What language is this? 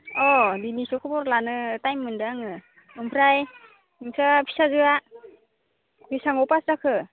Bodo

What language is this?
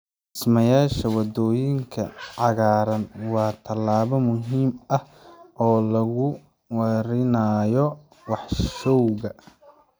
Somali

